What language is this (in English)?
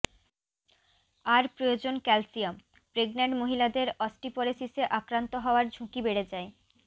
Bangla